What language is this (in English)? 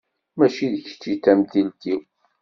Kabyle